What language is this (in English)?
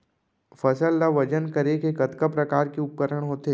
Chhattisgarhi